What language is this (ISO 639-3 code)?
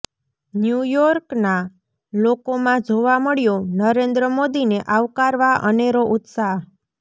guj